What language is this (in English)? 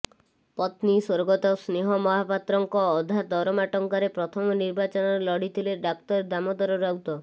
Odia